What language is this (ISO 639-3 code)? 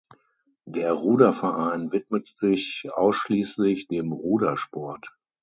deu